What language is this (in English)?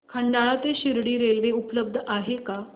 Marathi